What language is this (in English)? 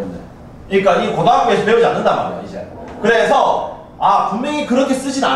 Korean